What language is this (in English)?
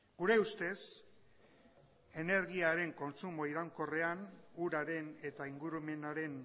Basque